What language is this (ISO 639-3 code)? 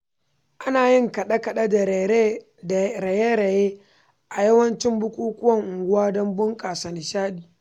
hau